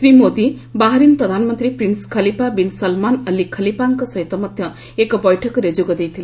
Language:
Odia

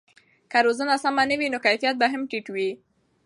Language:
Pashto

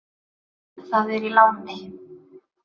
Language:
Icelandic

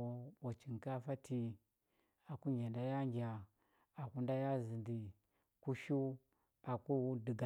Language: Huba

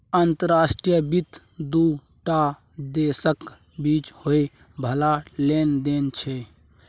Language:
Maithili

